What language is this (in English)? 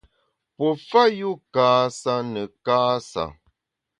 Bamun